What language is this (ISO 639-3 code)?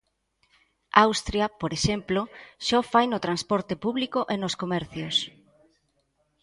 glg